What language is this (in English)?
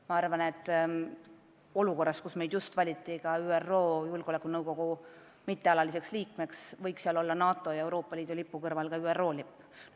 Estonian